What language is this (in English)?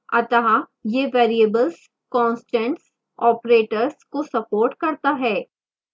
Hindi